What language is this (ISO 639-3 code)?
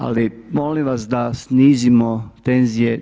hrv